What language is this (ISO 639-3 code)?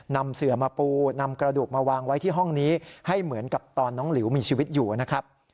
tha